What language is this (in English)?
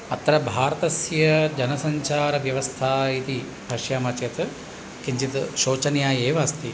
Sanskrit